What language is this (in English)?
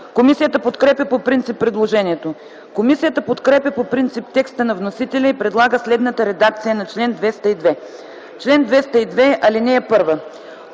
Bulgarian